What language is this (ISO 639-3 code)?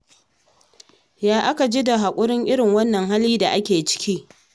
hau